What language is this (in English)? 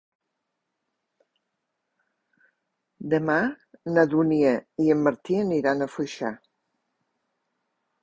Catalan